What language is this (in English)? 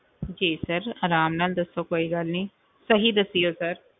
Punjabi